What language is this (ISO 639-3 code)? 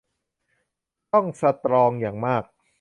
tha